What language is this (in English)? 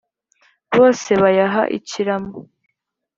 Kinyarwanda